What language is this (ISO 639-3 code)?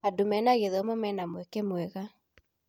kik